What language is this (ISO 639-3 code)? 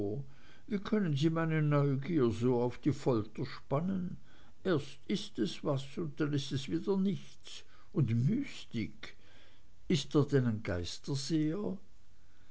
deu